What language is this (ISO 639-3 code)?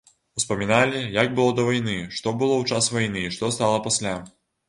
bel